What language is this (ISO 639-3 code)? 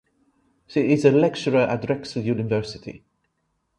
eng